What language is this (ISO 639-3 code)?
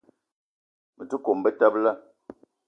eto